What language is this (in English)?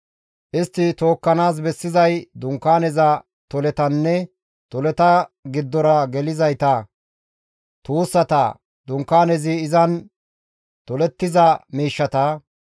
Gamo